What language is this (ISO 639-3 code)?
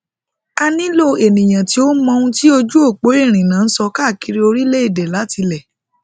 yor